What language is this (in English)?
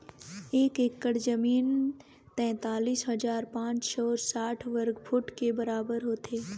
Chhattisgarhi